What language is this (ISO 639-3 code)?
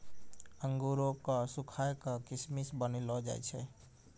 mai